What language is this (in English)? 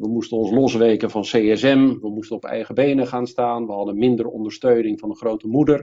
Dutch